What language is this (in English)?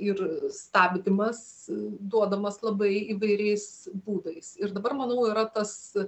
Lithuanian